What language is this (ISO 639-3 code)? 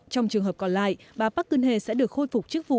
vie